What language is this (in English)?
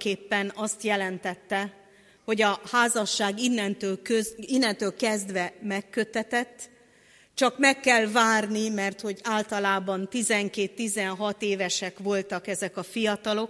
Hungarian